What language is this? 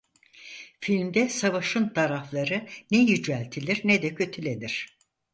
Turkish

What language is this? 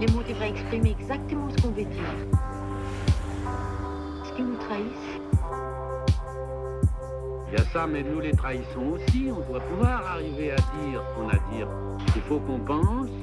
French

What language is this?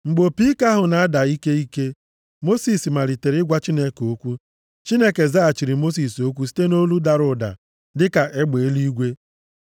Igbo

